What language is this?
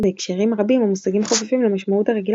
Hebrew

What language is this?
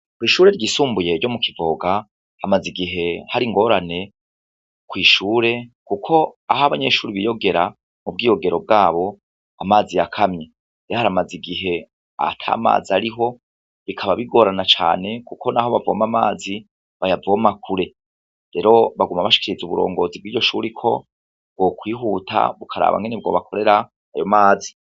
Rundi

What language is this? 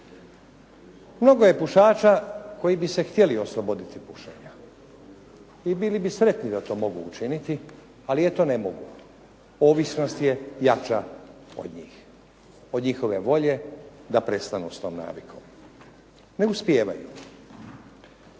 Croatian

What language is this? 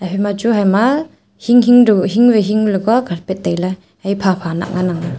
Wancho Naga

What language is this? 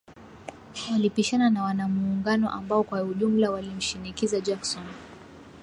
Swahili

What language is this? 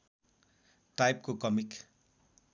Nepali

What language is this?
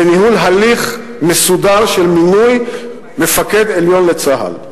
Hebrew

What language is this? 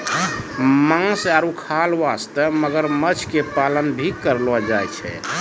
Maithili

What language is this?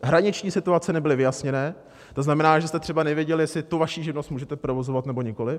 Czech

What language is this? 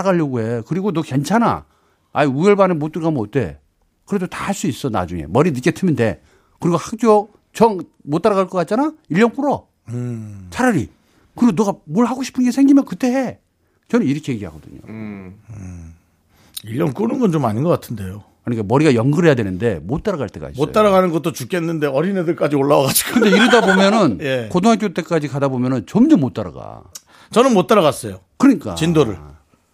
Korean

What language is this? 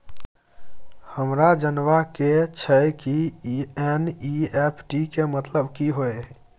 Maithili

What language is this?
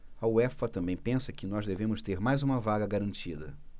Portuguese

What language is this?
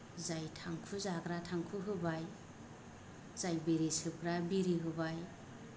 Bodo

